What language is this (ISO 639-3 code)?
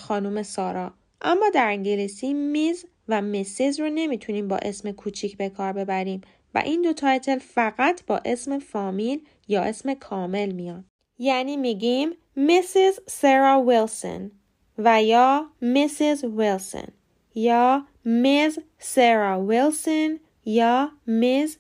fas